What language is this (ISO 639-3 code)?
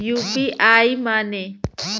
bho